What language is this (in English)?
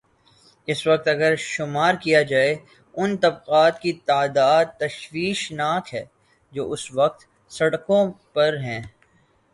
Urdu